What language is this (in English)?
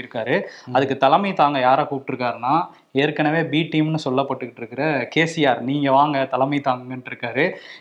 Tamil